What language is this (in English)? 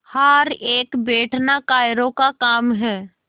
Hindi